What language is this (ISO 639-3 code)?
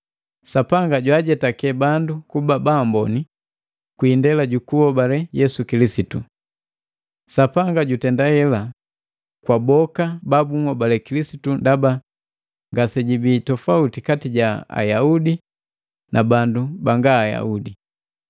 mgv